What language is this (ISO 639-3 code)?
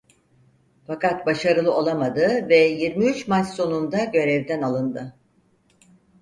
tur